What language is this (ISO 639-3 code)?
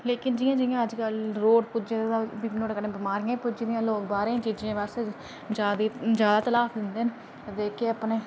doi